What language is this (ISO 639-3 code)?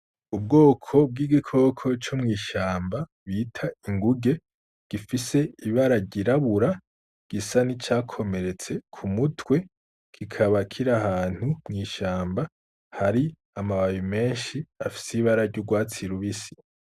run